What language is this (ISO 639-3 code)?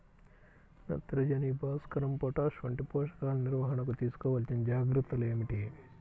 tel